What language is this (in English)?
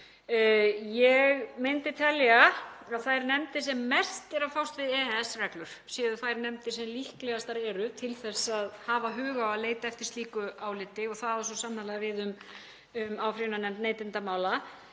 Icelandic